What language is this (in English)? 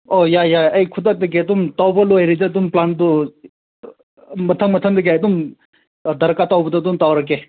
Manipuri